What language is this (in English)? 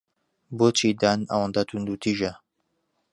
Central Kurdish